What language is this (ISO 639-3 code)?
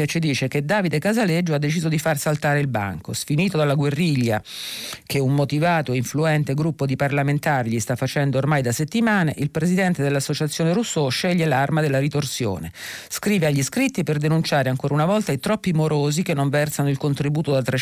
ita